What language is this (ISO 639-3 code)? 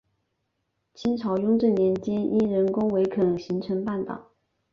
zho